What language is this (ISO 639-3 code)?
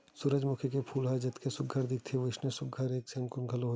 hne